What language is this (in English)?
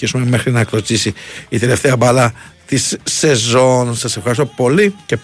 Greek